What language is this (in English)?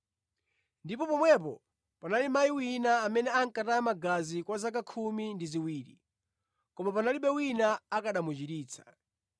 Nyanja